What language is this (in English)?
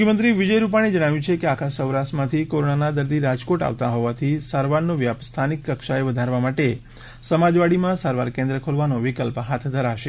Gujarati